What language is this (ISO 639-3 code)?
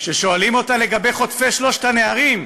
heb